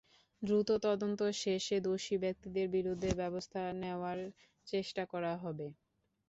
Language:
Bangla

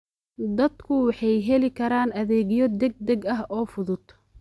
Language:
Somali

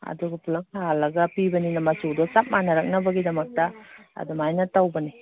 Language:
Manipuri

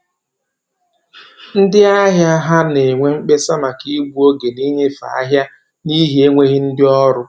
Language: Igbo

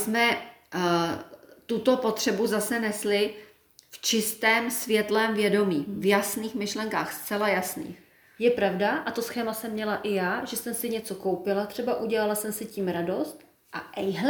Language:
Czech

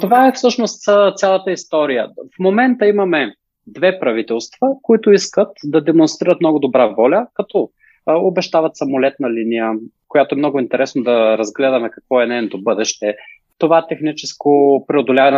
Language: Bulgarian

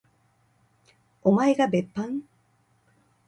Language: Japanese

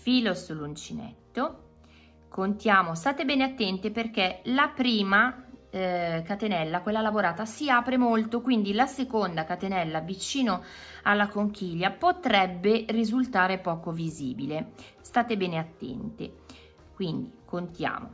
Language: Italian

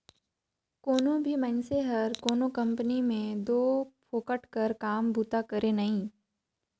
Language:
Chhattisgarhi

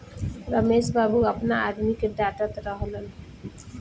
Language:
Bhojpuri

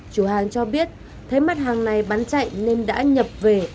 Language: Vietnamese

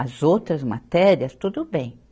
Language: Portuguese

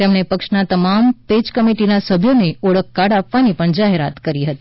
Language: Gujarati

